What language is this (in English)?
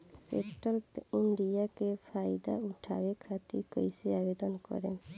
Bhojpuri